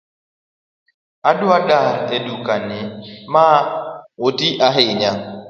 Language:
Luo (Kenya and Tanzania)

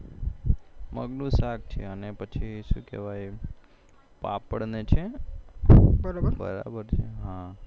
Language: Gujarati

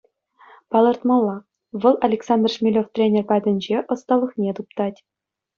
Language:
Chuvash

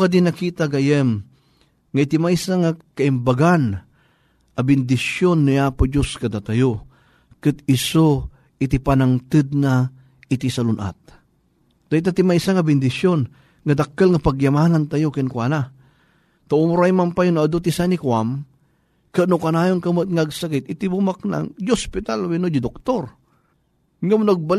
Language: Filipino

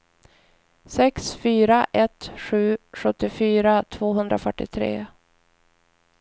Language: Swedish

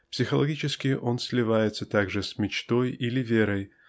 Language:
Russian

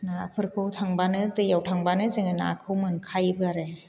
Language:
Bodo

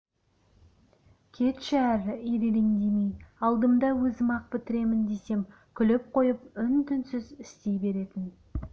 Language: Kazakh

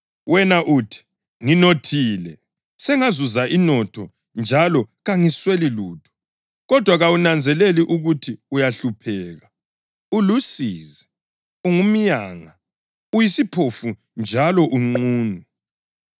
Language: North Ndebele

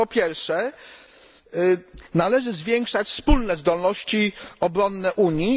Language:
Polish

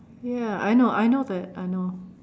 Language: English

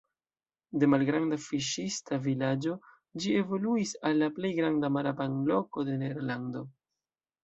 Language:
Esperanto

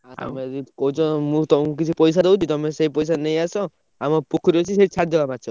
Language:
Odia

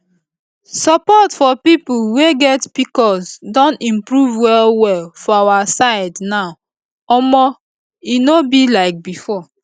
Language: Nigerian Pidgin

